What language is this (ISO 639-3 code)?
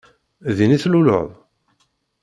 kab